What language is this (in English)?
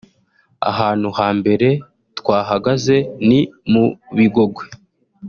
Kinyarwanda